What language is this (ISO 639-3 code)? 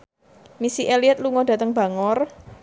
jav